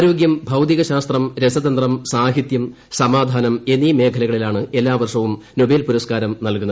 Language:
Malayalam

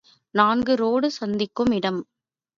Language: Tamil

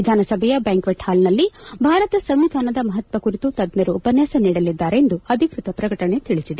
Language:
Kannada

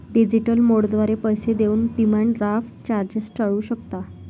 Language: Marathi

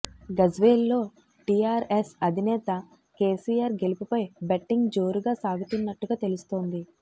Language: Telugu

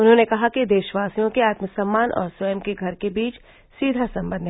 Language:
Hindi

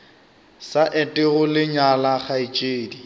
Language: Northern Sotho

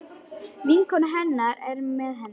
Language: Icelandic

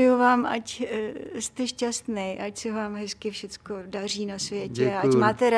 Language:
Czech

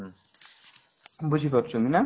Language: Odia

